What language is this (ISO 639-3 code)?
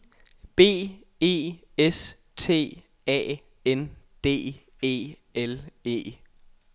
dan